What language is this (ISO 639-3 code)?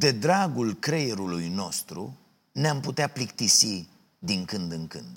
ron